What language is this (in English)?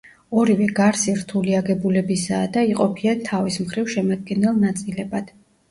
Georgian